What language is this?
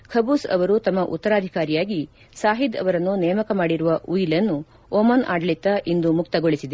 Kannada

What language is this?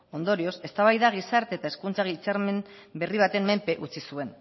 Basque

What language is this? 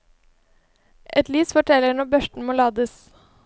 Norwegian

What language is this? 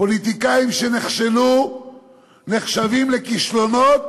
Hebrew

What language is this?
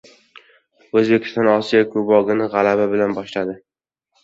Uzbek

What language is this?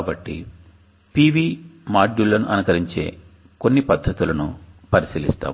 Telugu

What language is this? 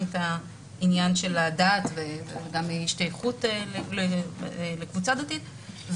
Hebrew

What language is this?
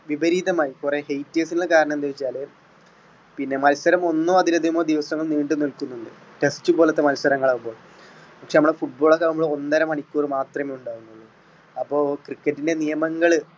Malayalam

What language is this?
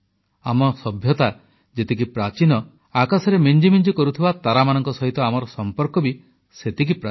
Odia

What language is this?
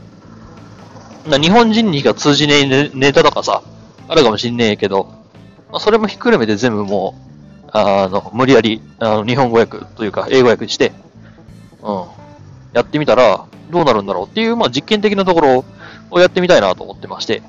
Japanese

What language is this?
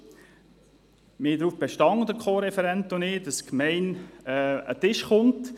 Swiss German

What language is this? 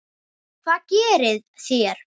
Icelandic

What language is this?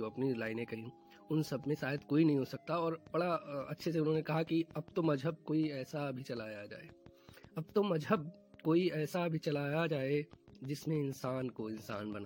Hindi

